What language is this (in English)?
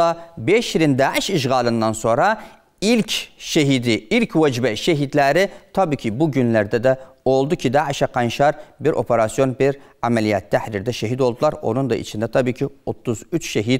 Turkish